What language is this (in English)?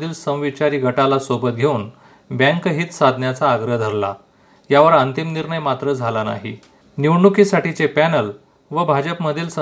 Marathi